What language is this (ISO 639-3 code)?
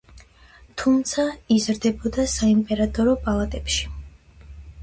kat